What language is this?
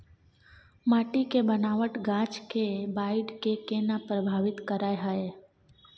Maithili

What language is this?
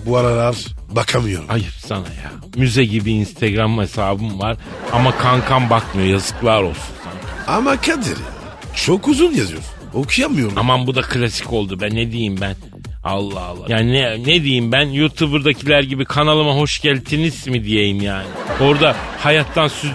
Turkish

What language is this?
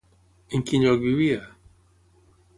Catalan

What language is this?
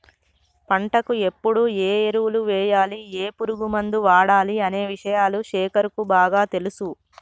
Telugu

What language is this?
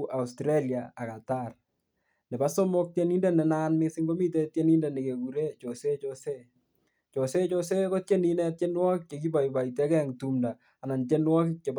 Kalenjin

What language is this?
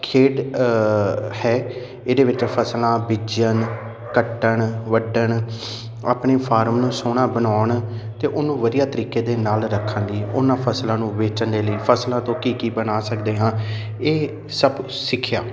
Punjabi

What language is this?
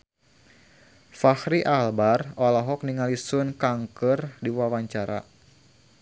Sundanese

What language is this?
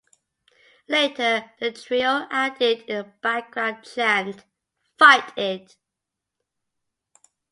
English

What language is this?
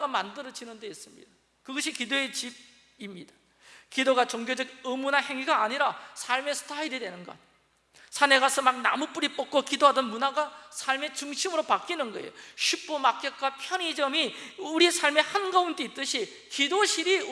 Korean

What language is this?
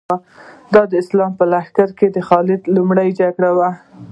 Pashto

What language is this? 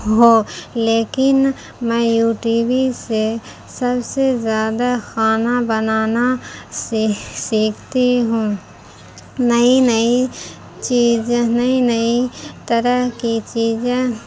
Urdu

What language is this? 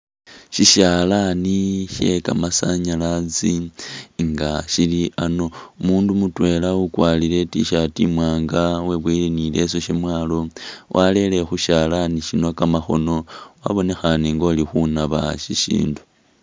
Masaaba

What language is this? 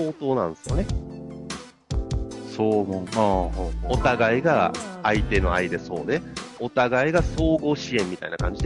Japanese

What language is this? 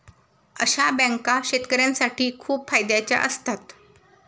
Marathi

